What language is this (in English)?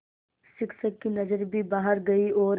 Hindi